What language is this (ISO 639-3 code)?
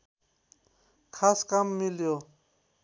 nep